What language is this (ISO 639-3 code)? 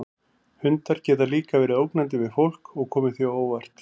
isl